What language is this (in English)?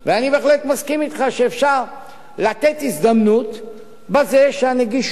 Hebrew